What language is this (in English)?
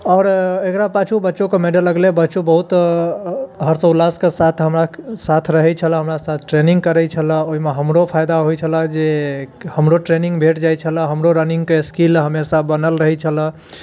Maithili